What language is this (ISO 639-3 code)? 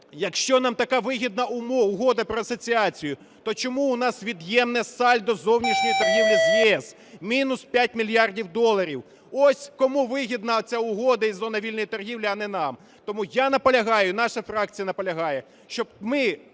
ukr